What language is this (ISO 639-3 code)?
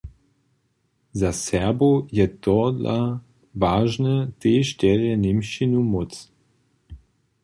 hsb